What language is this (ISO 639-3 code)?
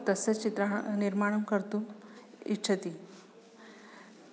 san